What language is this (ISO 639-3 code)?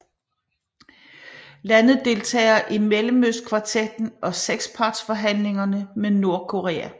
dan